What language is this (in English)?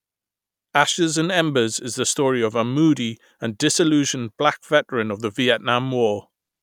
English